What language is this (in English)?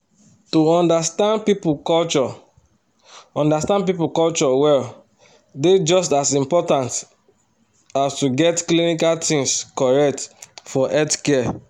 Nigerian Pidgin